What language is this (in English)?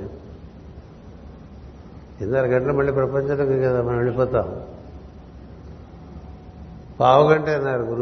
Telugu